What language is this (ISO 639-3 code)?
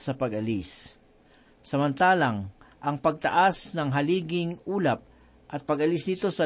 fil